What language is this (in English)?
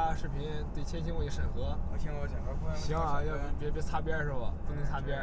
Chinese